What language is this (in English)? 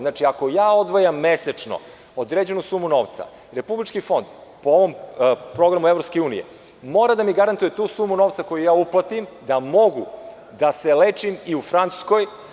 Serbian